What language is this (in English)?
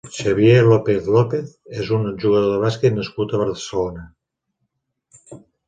Catalan